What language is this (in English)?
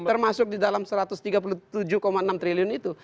Indonesian